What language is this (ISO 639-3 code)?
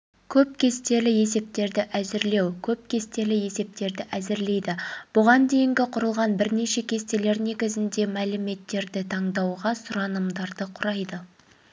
kaz